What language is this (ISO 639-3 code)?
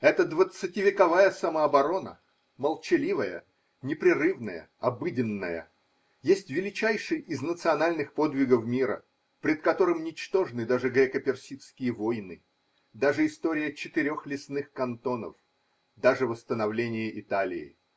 rus